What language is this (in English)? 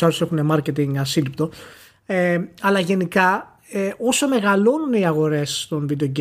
Greek